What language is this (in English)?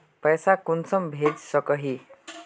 Magahi